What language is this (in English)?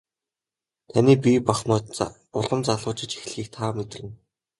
Mongolian